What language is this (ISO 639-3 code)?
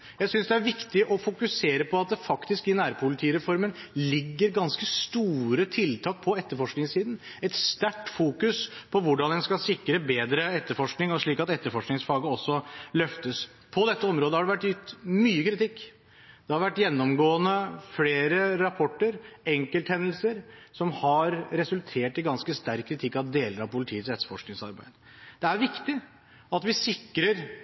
nob